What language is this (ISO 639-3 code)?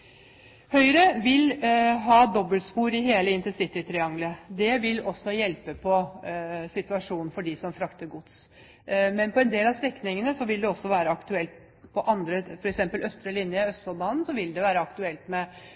nob